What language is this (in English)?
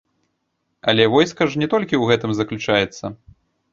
Belarusian